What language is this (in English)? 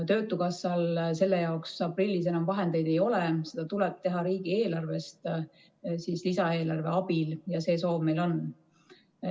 Estonian